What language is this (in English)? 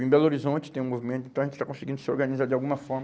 Portuguese